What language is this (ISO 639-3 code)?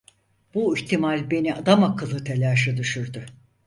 tur